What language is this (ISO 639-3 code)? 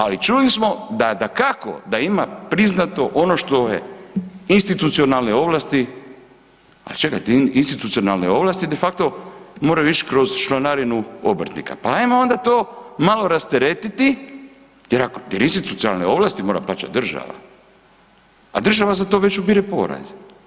hrv